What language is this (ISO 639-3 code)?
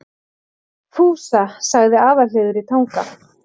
isl